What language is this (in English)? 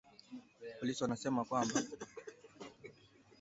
Swahili